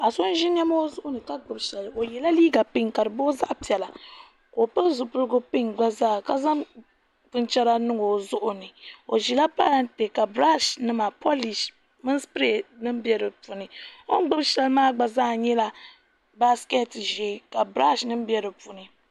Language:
Dagbani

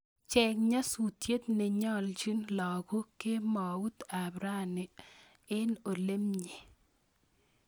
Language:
Kalenjin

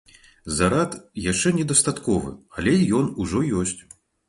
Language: Belarusian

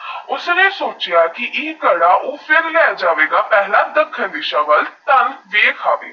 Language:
Punjabi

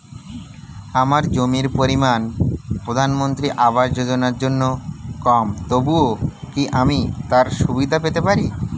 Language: Bangla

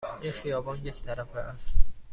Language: Persian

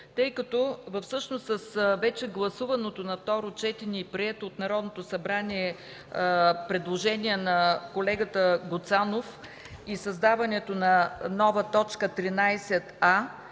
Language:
Bulgarian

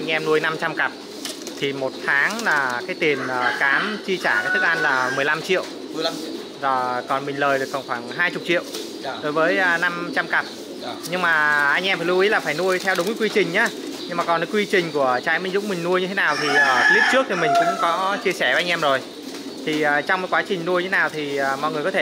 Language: Vietnamese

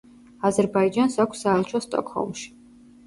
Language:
Georgian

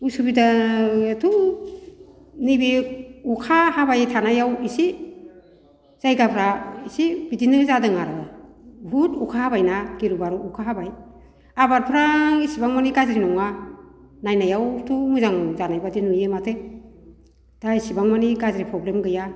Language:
Bodo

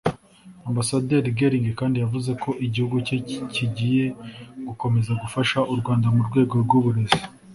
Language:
Kinyarwanda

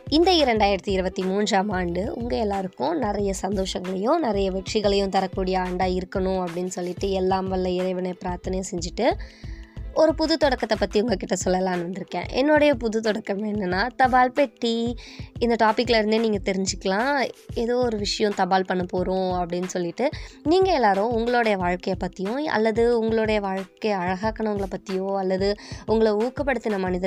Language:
Tamil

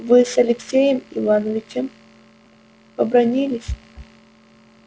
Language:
Russian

